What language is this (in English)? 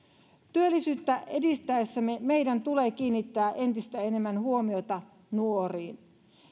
Finnish